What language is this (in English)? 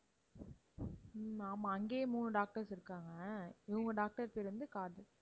Tamil